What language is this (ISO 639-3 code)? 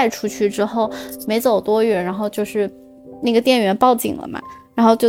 zho